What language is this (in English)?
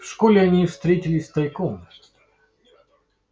Russian